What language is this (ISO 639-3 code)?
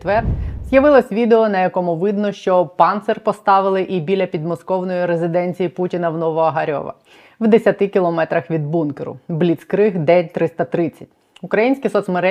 ukr